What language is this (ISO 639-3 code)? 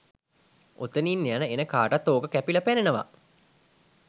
sin